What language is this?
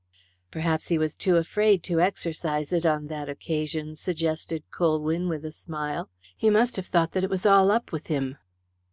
English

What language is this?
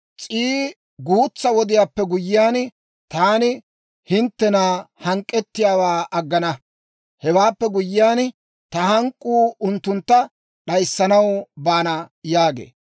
Dawro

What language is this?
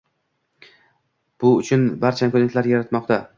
Uzbek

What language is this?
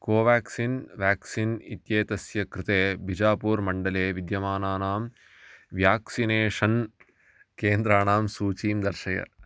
Sanskrit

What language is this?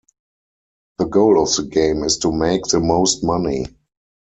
English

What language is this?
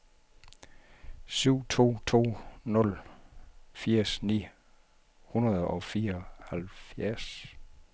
Danish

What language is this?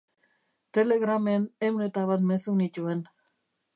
Basque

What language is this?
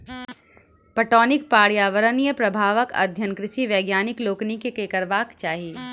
Maithili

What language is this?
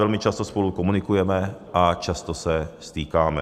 Czech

